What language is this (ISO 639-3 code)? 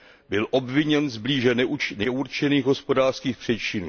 ces